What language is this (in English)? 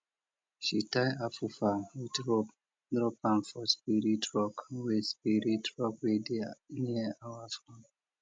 Nigerian Pidgin